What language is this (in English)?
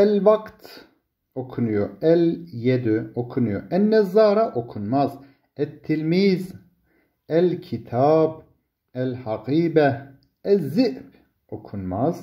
Turkish